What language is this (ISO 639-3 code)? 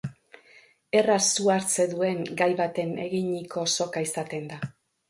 eus